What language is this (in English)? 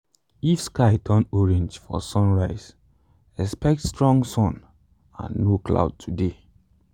Nigerian Pidgin